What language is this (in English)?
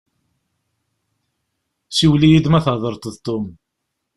Kabyle